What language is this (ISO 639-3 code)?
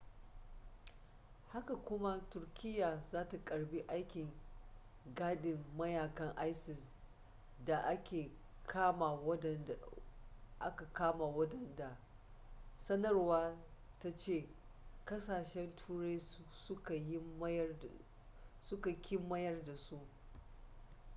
hau